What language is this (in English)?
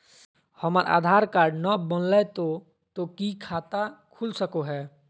Magahi